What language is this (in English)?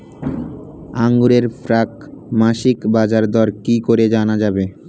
Bangla